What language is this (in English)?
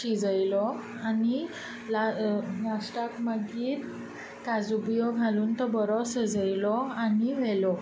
Konkani